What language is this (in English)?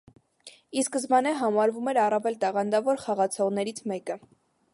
Armenian